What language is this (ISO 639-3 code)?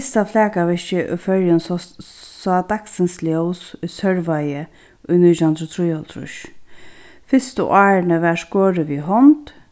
fao